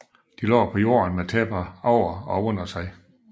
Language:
Danish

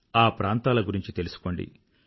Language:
Telugu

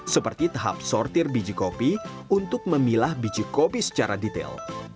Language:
Indonesian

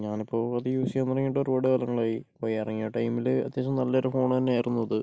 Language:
Malayalam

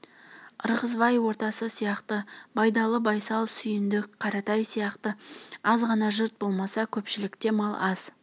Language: Kazakh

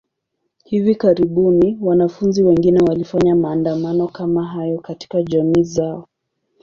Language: Swahili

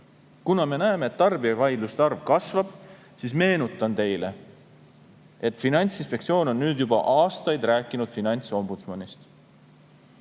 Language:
Estonian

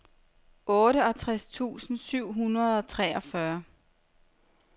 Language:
Danish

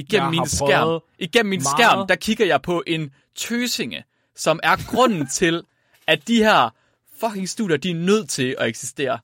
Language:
Danish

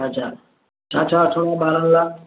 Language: Sindhi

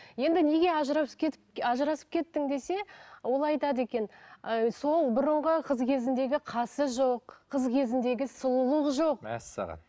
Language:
Kazakh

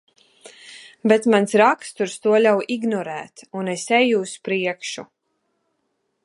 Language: Latvian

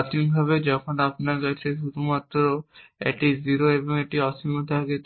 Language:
Bangla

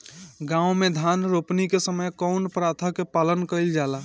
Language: Bhojpuri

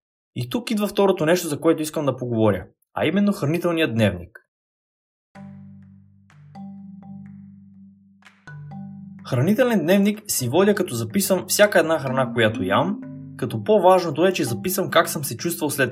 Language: Bulgarian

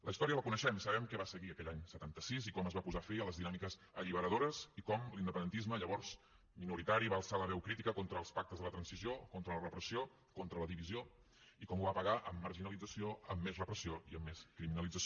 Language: Catalan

